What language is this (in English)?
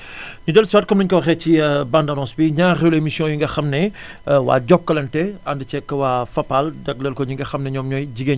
Wolof